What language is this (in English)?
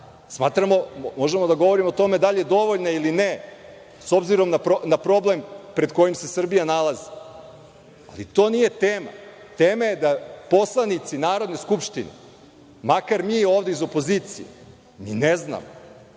Serbian